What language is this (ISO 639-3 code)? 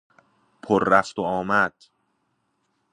fas